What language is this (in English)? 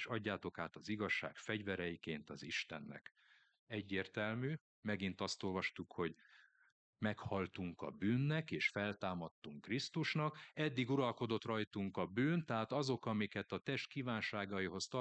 Hungarian